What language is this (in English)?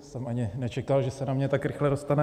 Czech